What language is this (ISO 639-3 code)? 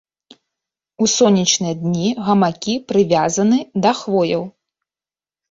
bel